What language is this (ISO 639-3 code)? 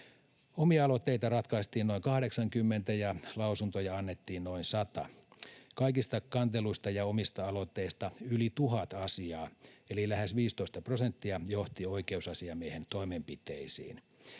fin